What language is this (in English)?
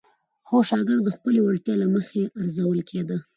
Pashto